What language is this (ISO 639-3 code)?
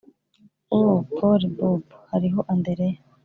kin